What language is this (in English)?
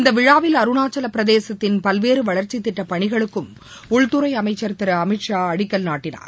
Tamil